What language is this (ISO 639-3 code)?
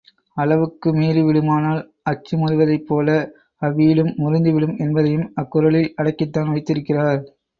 tam